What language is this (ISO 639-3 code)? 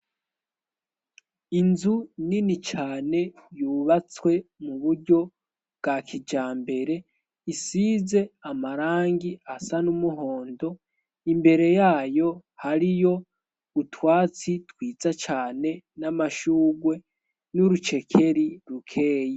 run